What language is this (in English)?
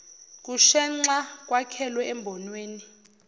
Zulu